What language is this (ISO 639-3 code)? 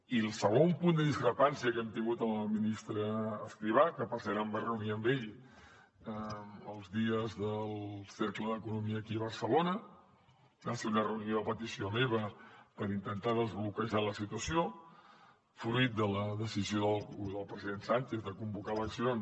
cat